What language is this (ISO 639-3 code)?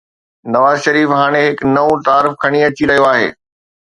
snd